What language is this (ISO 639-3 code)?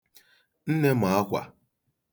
ibo